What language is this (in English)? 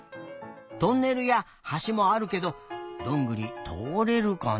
Japanese